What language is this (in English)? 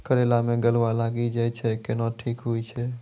Maithili